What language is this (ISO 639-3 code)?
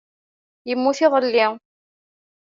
kab